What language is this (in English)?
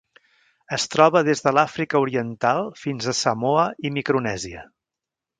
Catalan